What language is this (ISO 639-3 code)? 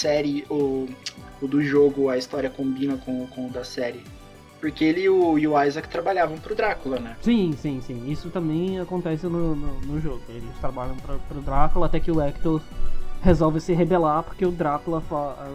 por